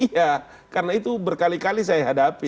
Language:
Indonesian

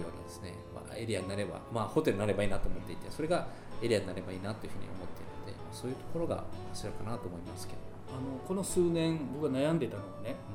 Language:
Japanese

